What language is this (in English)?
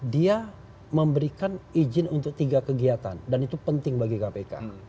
Indonesian